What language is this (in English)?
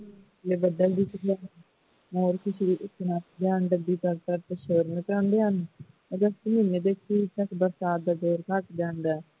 Punjabi